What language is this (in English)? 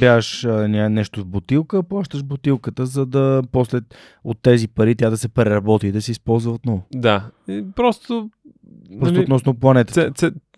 Bulgarian